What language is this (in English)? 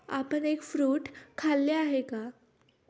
Marathi